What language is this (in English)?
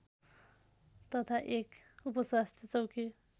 Nepali